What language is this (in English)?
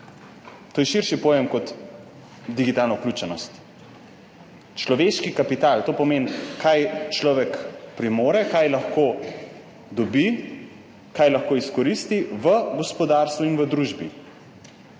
Slovenian